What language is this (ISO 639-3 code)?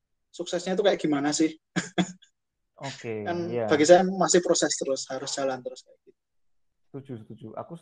ind